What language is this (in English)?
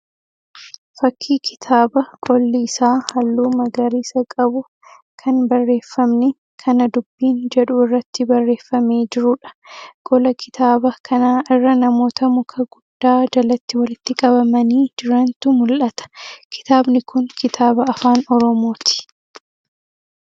Oromo